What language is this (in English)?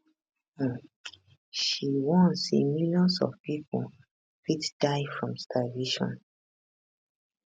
Nigerian Pidgin